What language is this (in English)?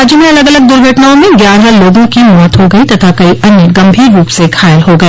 Hindi